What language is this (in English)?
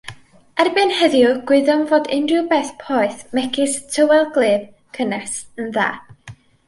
Welsh